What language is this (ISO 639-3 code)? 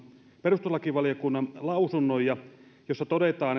fin